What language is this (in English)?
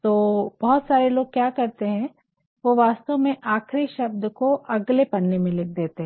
Hindi